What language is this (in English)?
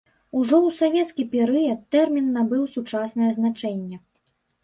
Belarusian